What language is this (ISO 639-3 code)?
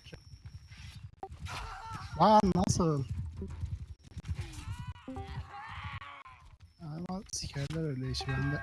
tur